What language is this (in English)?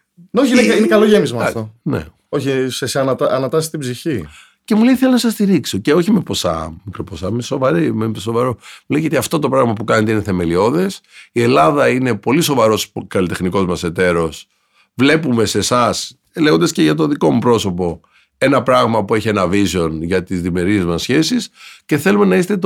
Greek